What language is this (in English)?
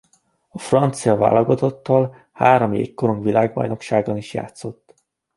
Hungarian